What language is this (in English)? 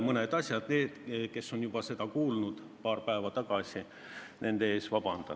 Estonian